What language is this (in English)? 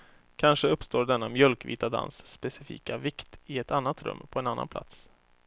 Swedish